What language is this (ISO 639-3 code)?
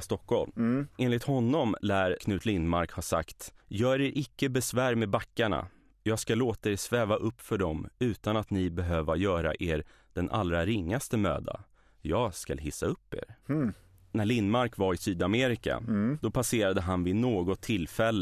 swe